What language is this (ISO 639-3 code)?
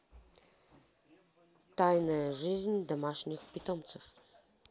rus